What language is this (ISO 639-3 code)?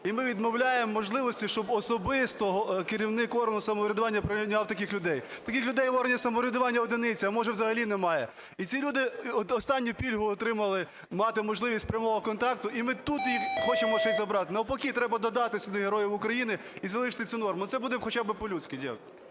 ukr